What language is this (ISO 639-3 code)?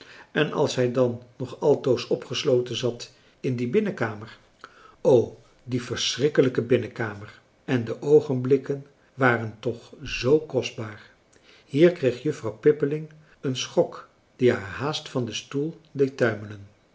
nld